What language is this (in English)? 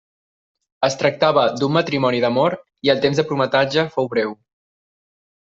Catalan